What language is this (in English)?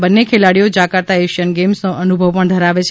Gujarati